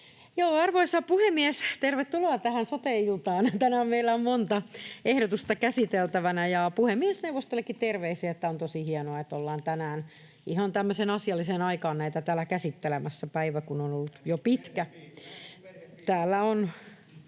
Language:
Finnish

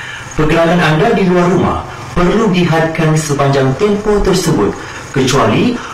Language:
Malay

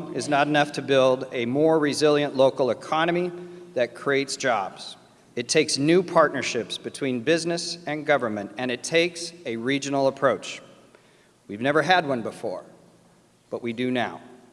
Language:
English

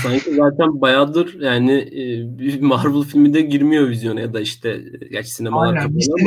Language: Turkish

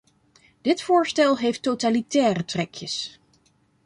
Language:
Dutch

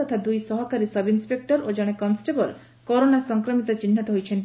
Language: Odia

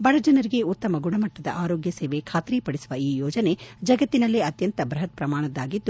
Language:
Kannada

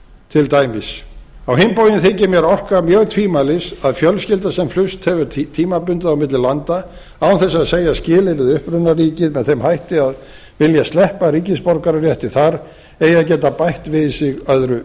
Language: Icelandic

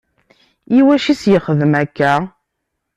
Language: Kabyle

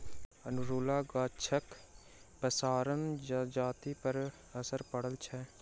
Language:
Maithili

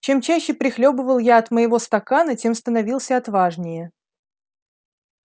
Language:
Russian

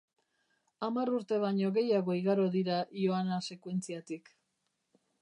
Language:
Basque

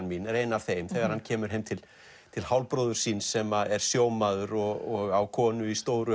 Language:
Icelandic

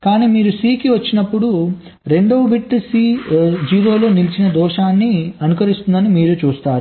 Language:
Telugu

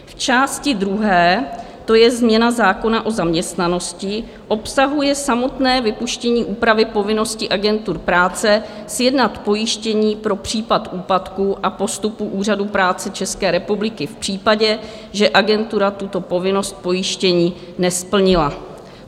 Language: Czech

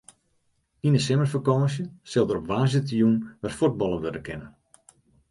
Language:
Western Frisian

